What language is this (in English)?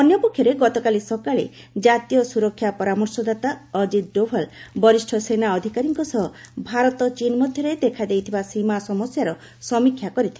Odia